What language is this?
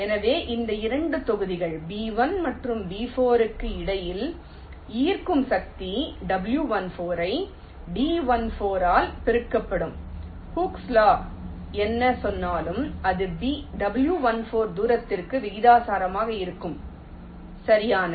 Tamil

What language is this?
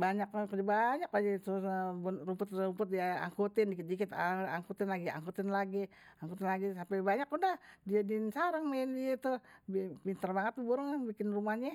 Betawi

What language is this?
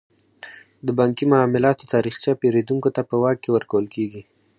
Pashto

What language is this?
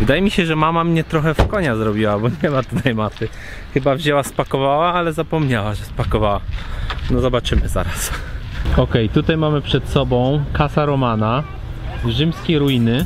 Polish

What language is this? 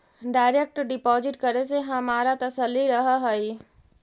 Magahi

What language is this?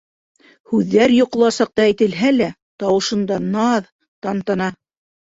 Bashkir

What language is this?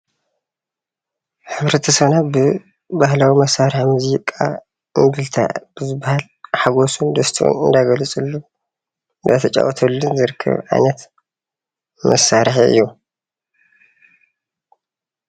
Tigrinya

